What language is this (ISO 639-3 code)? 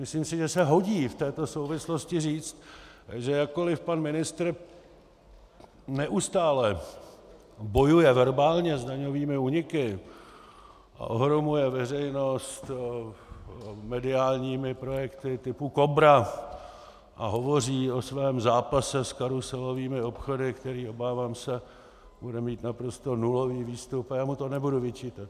ces